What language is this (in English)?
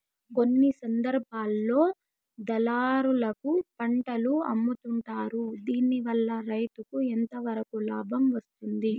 Telugu